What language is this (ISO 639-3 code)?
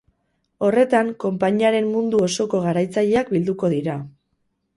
eus